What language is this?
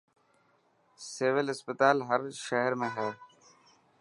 Dhatki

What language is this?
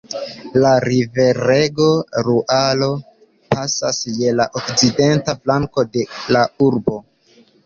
Esperanto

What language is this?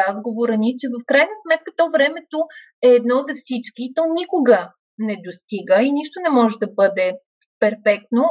Bulgarian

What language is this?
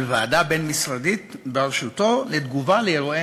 Hebrew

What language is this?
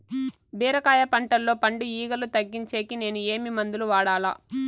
Telugu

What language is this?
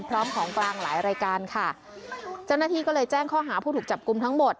Thai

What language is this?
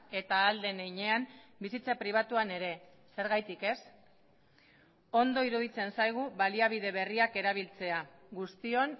Basque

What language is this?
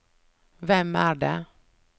Norwegian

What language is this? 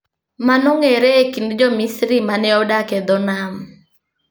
Luo (Kenya and Tanzania)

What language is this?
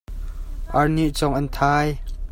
Hakha Chin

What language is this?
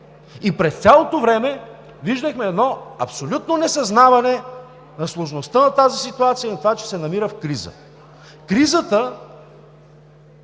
Bulgarian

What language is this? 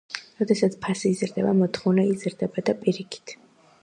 Georgian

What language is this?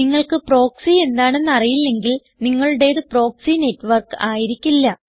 Malayalam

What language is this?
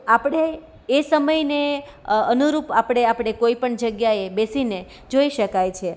Gujarati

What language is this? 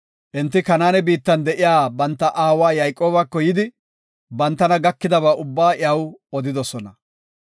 Gofa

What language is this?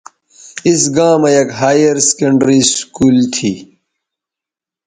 Bateri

